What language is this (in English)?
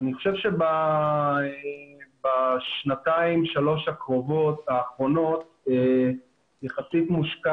Hebrew